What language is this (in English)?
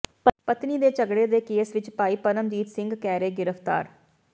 Punjabi